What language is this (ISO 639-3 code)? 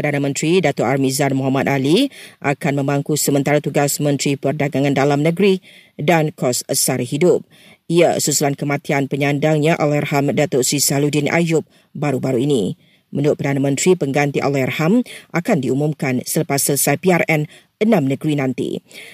msa